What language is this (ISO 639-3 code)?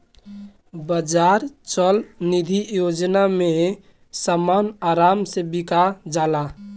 bho